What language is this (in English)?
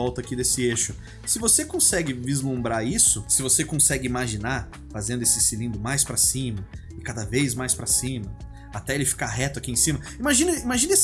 Portuguese